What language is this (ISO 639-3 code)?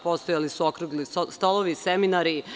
srp